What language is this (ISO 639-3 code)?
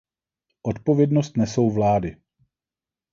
ces